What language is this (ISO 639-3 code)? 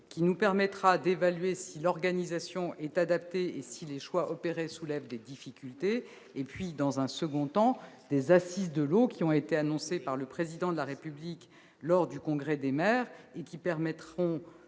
fra